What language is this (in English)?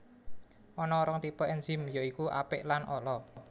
Javanese